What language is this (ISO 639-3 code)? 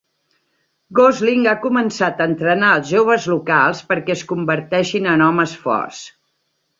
cat